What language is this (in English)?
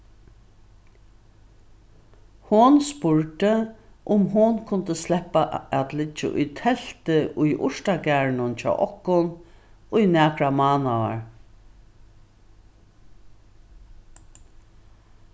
Faroese